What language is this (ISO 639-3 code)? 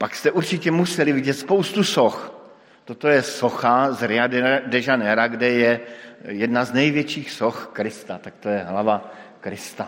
ces